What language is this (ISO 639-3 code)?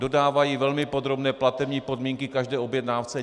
ces